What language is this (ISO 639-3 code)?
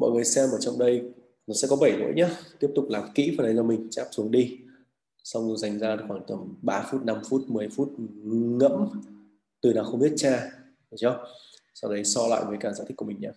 vie